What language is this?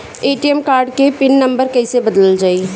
Bhojpuri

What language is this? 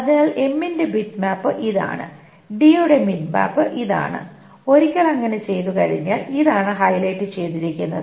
Malayalam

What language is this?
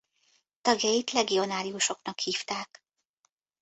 Hungarian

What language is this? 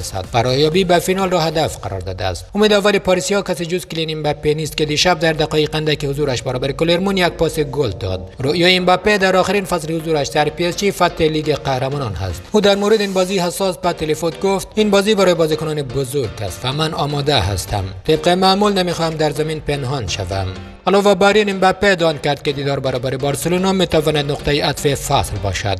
Persian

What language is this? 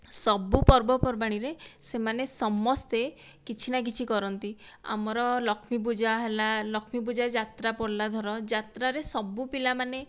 Odia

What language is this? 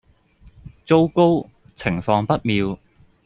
Cantonese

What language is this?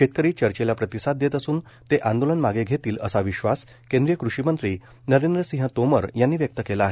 Marathi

